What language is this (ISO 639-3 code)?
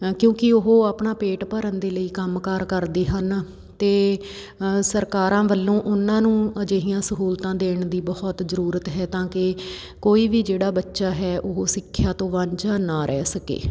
pan